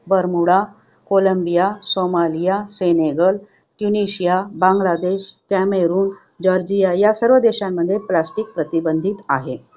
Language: Marathi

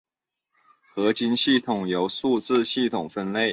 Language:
Chinese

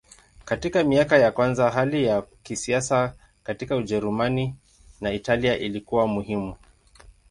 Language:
Swahili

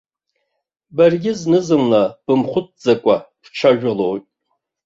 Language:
Abkhazian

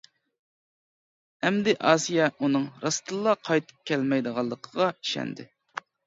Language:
Uyghur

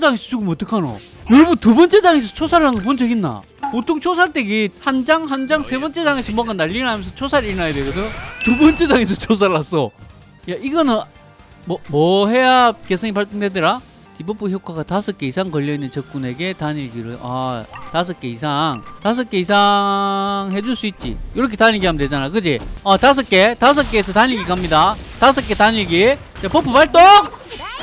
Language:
Korean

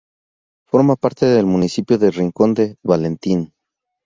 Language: Spanish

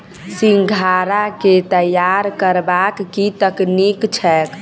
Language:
Maithili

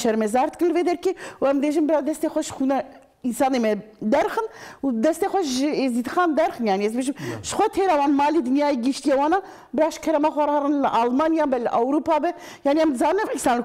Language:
Turkish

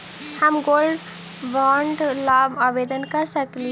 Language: Magahi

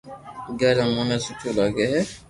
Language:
Loarki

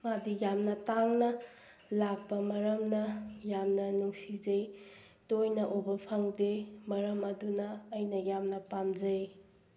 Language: Manipuri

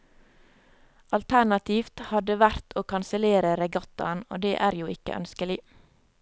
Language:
Norwegian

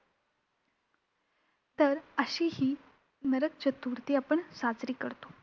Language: Marathi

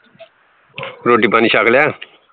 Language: Punjabi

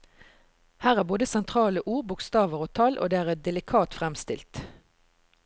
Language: Norwegian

